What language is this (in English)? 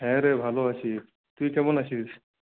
Bangla